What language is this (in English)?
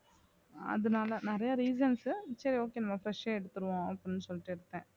Tamil